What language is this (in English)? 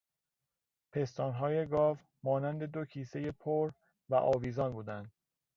Persian